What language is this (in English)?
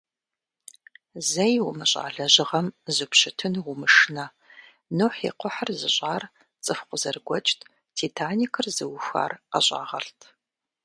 Kabardian